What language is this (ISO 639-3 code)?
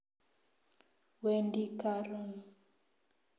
kln